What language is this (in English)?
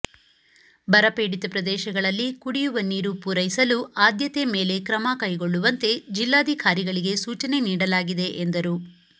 Kannada